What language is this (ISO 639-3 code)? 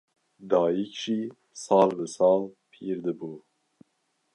kur